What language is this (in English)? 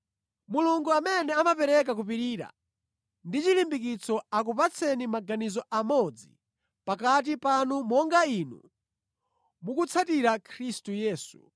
Nyanja